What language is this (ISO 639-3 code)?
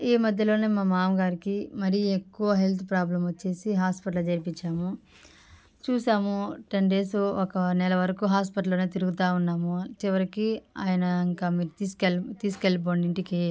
tel